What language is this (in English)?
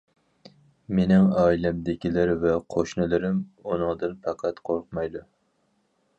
Uyghur